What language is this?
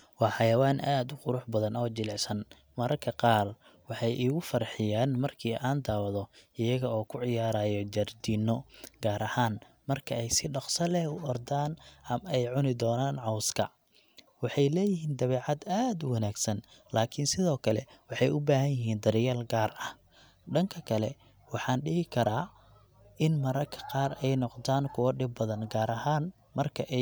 Somali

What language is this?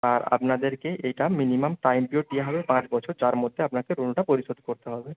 Bangla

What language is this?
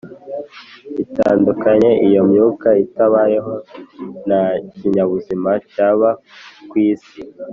Kinyarwanda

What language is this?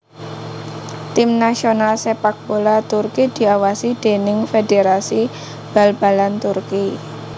Javanese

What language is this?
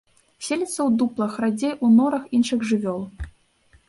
Belarusian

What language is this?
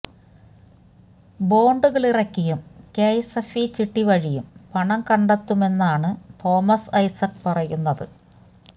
Malayalam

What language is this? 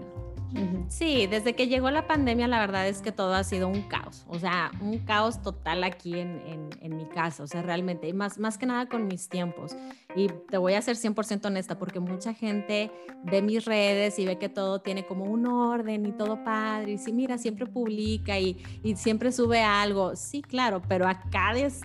Spanish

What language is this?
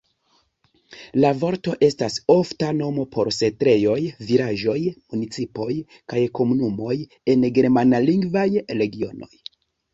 Esperanto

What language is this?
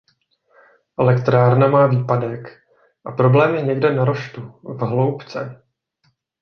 Czech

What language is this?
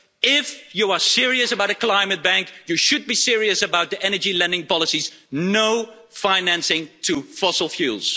English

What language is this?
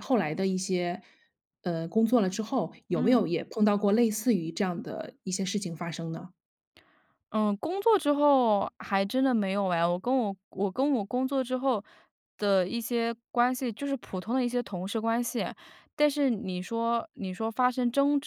Chinese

